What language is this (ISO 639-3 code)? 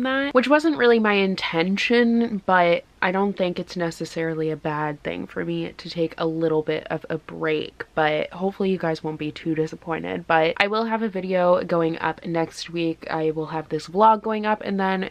eng